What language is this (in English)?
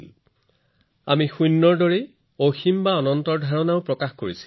Assamese